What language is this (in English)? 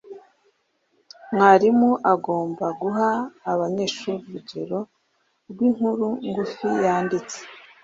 Kinyarwanda